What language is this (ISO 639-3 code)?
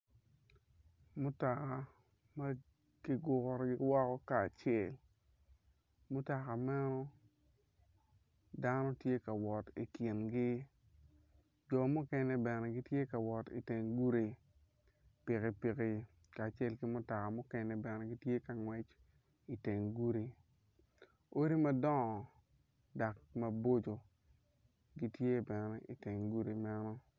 ach